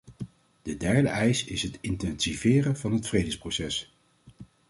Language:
Dutch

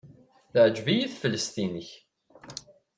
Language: Kabyle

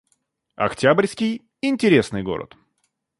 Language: Russian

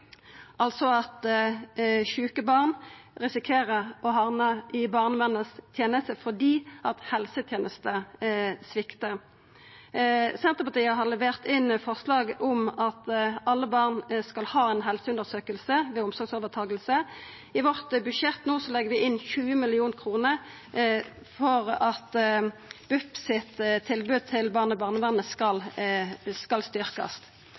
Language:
Norwegian Nynorsk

